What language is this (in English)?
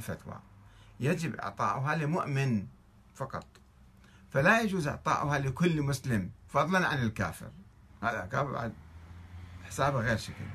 Arabic